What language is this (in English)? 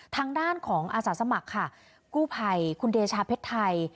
Thai